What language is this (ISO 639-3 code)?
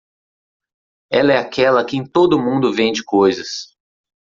por